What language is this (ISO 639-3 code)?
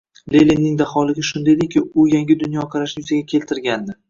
uzb